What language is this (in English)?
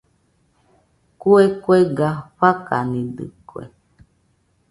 Nüpode Huitoto